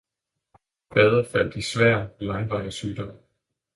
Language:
Danish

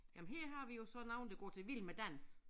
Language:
Danish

